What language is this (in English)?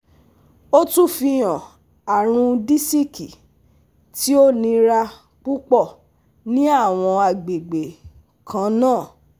Yoruba